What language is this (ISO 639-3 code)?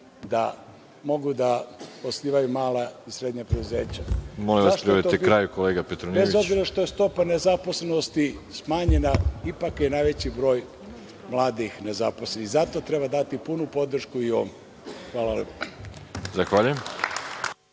srp